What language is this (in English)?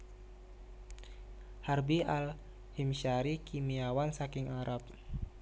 Javanese